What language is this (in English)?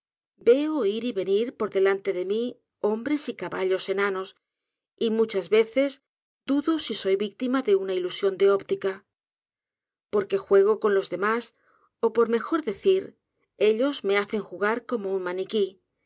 Spanish